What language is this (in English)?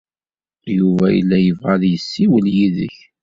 Kabyle